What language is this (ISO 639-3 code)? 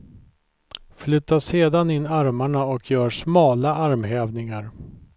swe